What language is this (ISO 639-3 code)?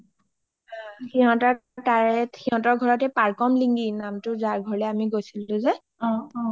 asm